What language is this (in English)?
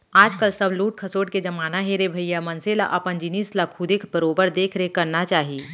Chhattisgarhi